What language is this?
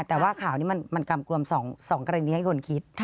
Thai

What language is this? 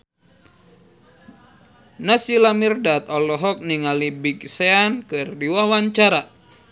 Sundanese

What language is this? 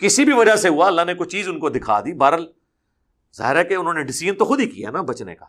Urdu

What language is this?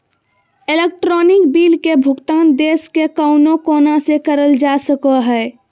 Magahi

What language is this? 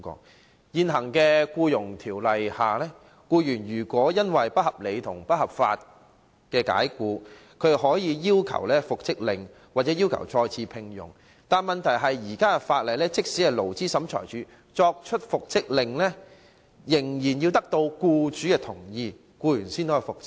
Cantonese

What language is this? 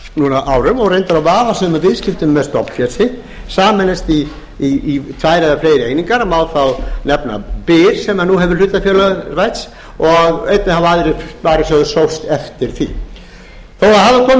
Icelandic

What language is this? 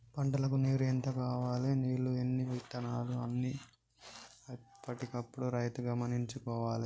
Telugu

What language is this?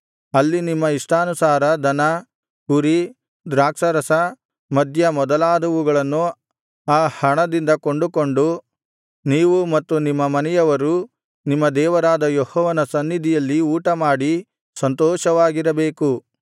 Kannada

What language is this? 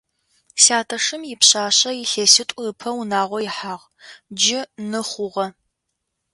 Adyghe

